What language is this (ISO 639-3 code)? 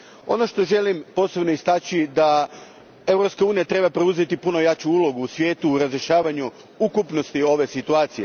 hrv